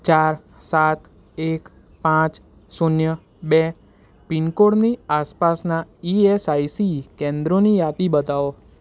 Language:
Gujarati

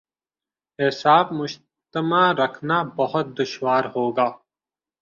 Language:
Urdu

